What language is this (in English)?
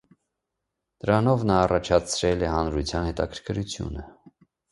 Armenian